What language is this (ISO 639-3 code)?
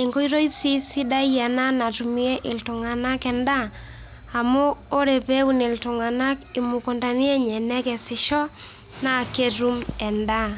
mas